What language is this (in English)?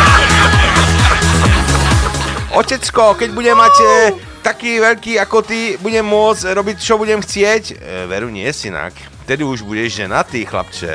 Slovak